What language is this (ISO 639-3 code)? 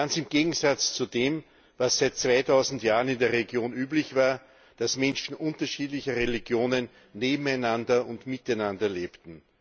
deu